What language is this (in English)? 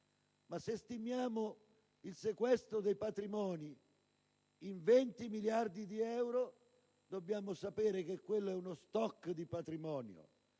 Italian